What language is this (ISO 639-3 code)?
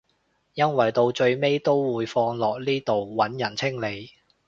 yue